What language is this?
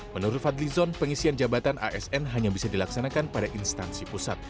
Indonesian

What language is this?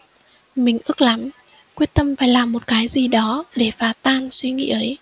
Vietnamese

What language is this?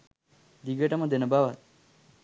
Sinhala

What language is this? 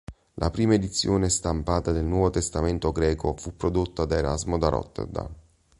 Italian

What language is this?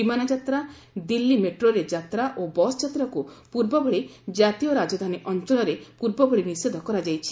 Odia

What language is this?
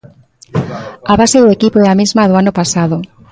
Galician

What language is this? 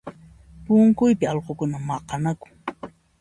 Puno Quechua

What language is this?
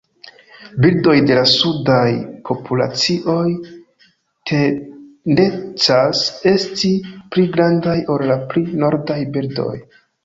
Esperanto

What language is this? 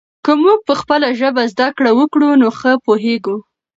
Pashto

